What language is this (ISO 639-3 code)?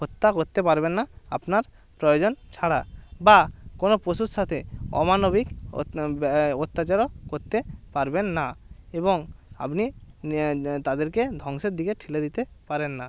ben